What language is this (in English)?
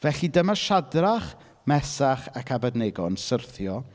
Welsh